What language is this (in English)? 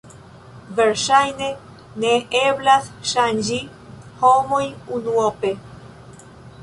Esperanto